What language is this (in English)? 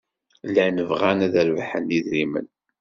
Kabyle